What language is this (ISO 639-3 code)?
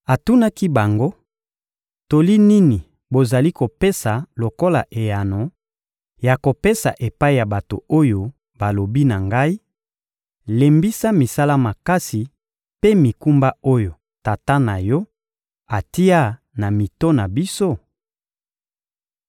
lin